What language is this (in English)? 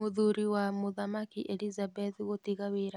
Kikuyu